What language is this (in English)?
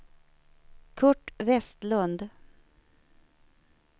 Swedish